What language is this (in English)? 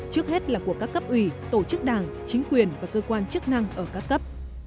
Vietnamese